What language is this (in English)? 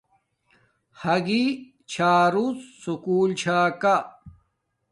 Domaaki